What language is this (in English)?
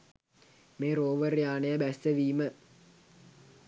Sinhala